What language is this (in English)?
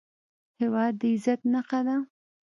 Pashto